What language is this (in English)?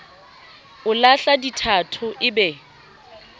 Southern Sotho